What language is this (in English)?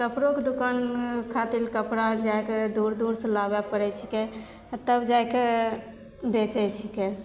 Maithili